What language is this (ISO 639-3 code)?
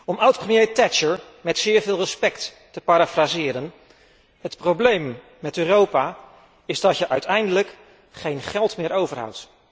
nld